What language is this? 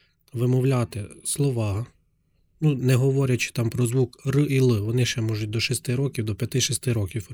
Ukrainian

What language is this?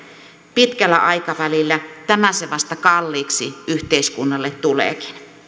Finnish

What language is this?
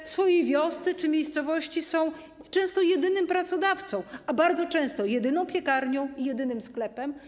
Polish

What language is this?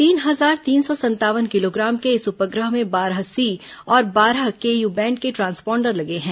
Hindi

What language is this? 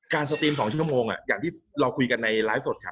Thai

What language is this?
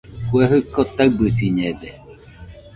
Nüpode Huitoto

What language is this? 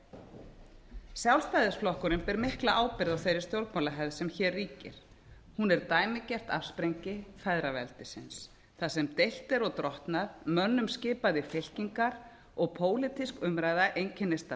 Icelandic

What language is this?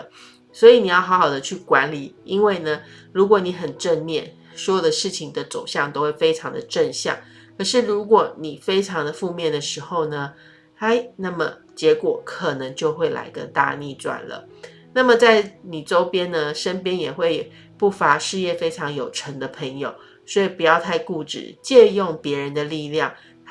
Chinese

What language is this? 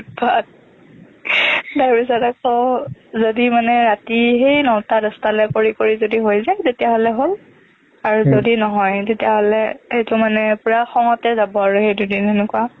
Assamese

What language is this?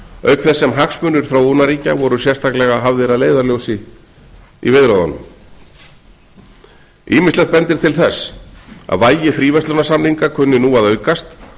Icelandic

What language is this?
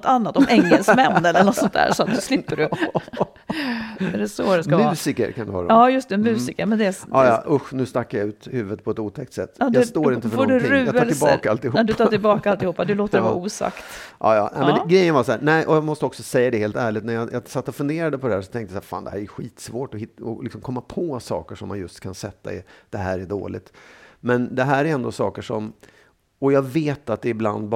Swedish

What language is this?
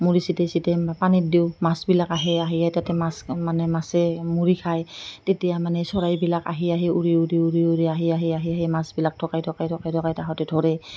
Assamese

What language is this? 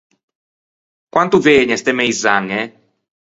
Ligurian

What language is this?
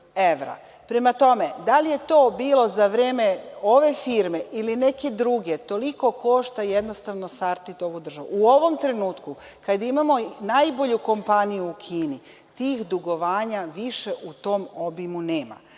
Serbian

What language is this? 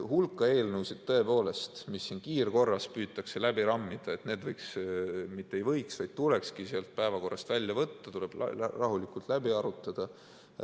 Estonian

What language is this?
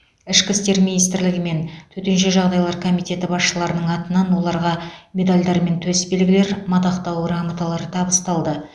Kazakh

